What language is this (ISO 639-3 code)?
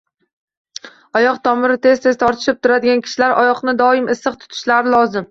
uzb